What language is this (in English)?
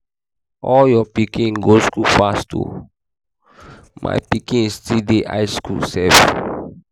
Nigerian Pidgin